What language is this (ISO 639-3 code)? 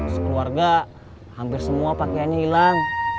ind